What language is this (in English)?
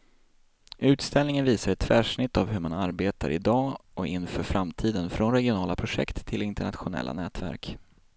Swedish